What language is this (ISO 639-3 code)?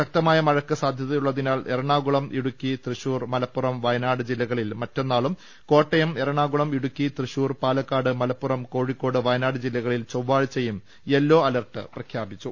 mal